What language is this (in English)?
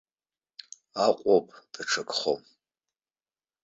Abkhazian